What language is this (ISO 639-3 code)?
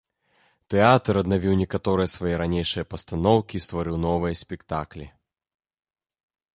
bel